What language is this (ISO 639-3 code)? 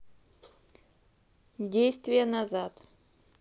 rus